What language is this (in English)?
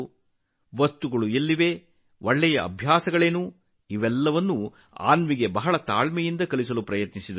Kannada